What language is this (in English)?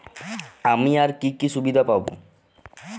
Bangla